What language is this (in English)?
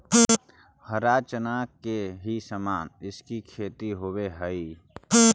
Magahi